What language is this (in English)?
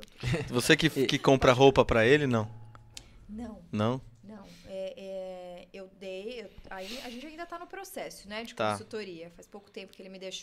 Portuguese